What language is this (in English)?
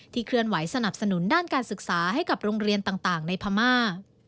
Thai